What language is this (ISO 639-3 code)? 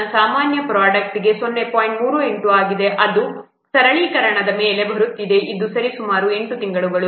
kan